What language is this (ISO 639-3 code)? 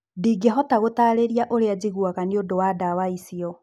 kik